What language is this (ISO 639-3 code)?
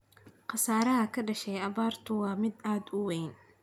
som